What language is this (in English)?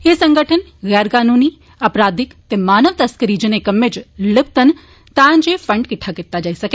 Dogri